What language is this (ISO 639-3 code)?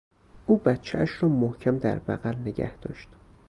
fas